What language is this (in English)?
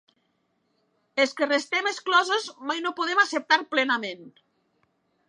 Catalan